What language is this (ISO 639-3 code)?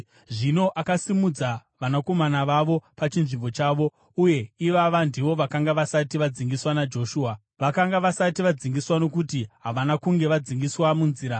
sna